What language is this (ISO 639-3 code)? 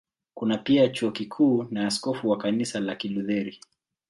swa